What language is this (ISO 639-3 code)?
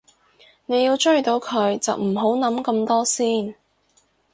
yue